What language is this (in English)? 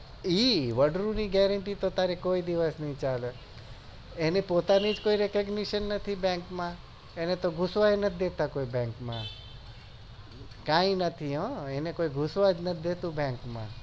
Gujarati